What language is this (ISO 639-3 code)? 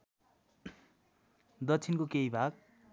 nep